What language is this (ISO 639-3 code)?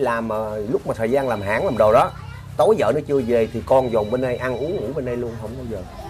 vie